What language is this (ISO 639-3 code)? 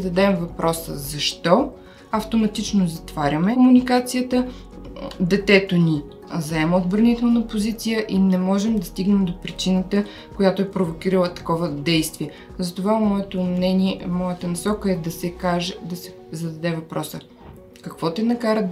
bul